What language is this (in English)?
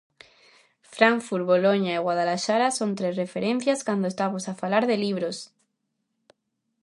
Galician